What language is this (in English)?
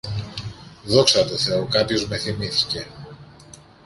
Greek